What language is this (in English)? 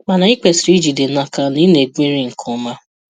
Igbo